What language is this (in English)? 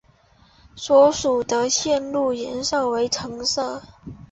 Chinese